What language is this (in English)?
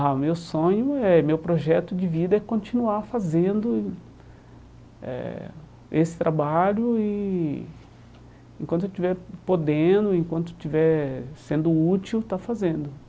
Portuguese